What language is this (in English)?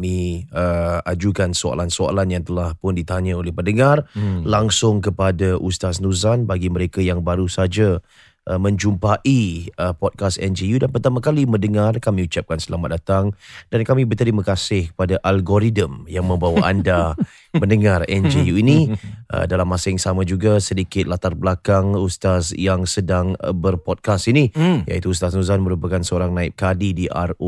Malay